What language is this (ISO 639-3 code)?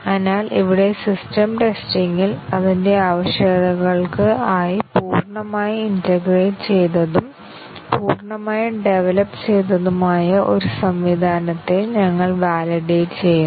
mal